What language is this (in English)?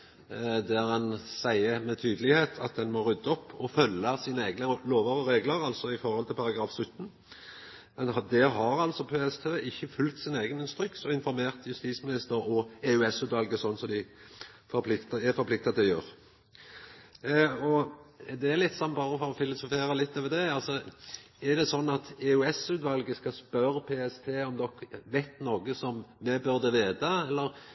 Norwegian Nynorsk